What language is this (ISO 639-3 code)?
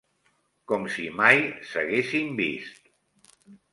cat